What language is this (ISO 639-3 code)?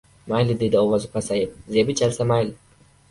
uzb